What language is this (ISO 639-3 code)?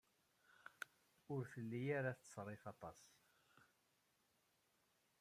kab